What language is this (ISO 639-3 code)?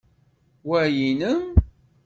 kab